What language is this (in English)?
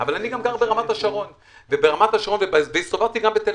Hebrew